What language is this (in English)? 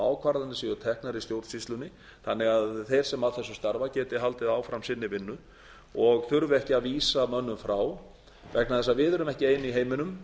Icelandic